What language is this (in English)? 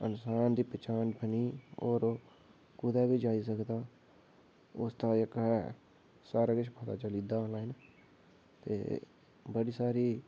Dogri